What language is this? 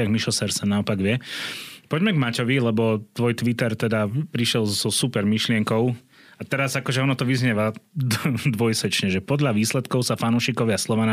Slovak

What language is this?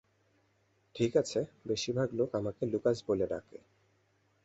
Bangla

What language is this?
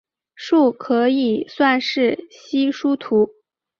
Chinese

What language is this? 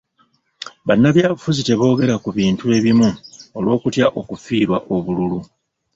Ganda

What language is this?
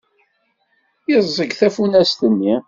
Kabyle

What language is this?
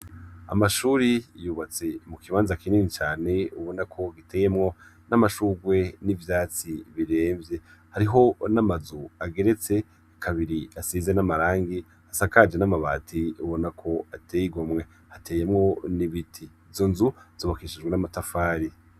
Rundi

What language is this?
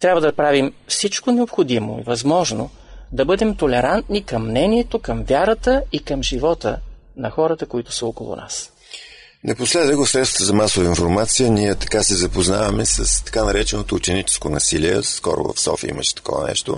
Bulgarian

